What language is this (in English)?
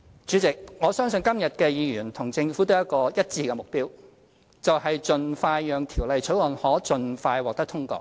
Cantonese